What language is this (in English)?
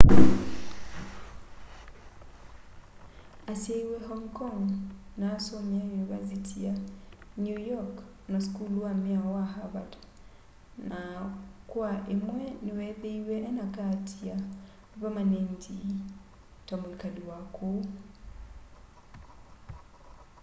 Kamba